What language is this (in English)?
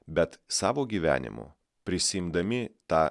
Lithuanian